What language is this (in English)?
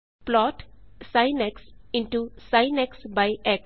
Punjabi